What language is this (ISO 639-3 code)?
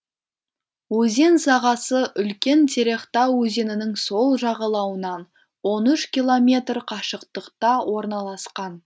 kaz